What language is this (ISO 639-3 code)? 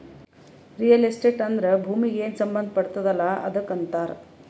kan